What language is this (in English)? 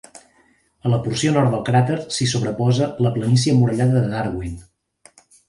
Catalan